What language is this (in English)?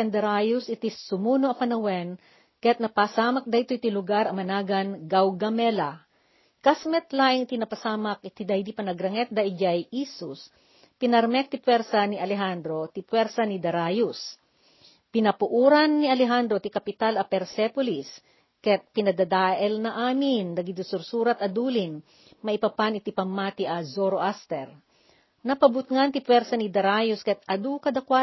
Filipino